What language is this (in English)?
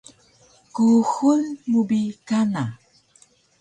Taroko